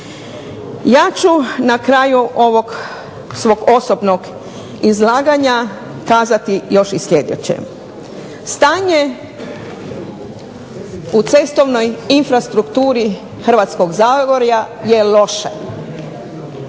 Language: Croatian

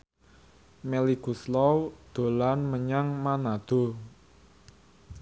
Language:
Javanese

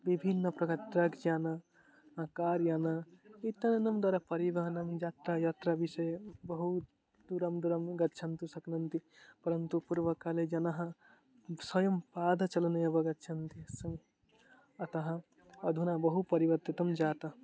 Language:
Sanskrit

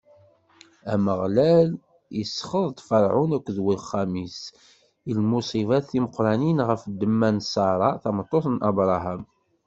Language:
Kabyle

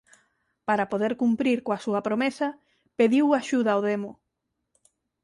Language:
Galician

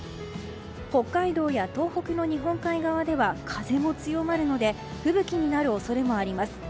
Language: Japanese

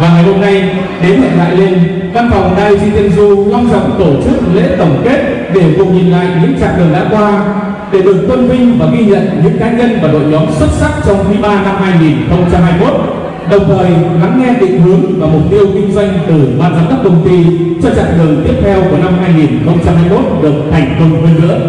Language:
Vietnamese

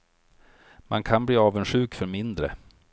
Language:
Swedish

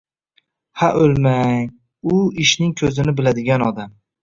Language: Uzbek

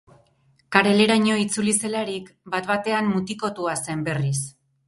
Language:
Basque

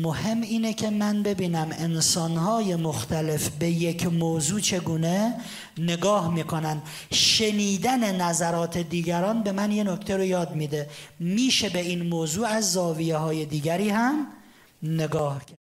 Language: Persian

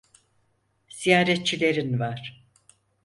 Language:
Turkish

